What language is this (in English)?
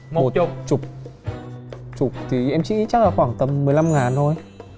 Vietnamese